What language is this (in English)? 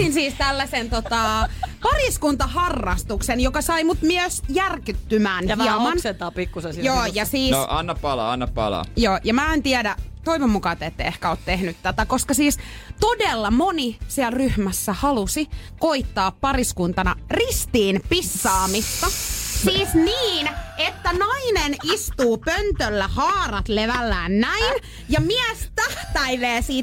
Finnish